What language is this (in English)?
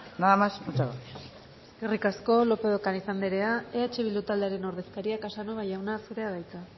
Basque